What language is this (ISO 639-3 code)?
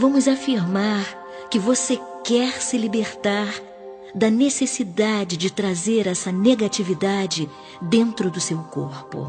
por